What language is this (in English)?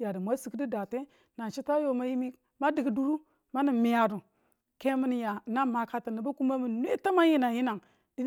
Tula